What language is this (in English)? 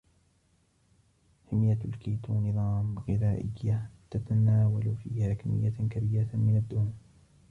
Arabic